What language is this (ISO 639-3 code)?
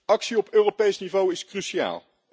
nld